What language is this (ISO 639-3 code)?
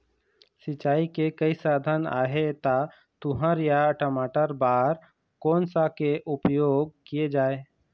hne